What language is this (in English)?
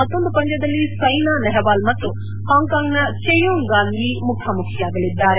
Kannada